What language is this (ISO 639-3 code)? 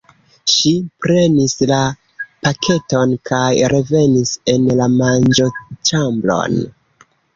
epo